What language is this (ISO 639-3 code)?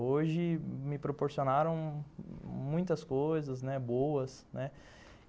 por